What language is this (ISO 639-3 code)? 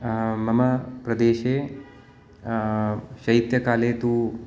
san